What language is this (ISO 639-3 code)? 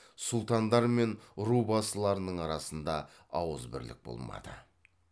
kaz